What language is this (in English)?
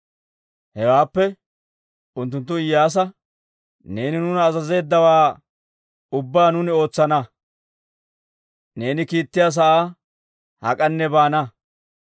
Dawro